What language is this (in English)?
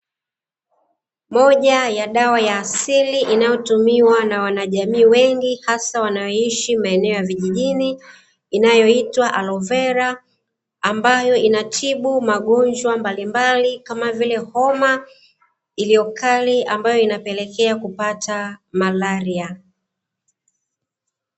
Swahili